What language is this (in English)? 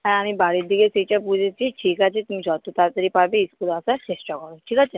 Bangla